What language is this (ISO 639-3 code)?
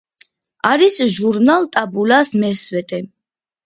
kat